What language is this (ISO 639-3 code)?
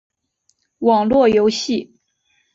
zho